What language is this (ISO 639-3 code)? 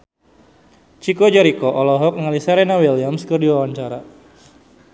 sun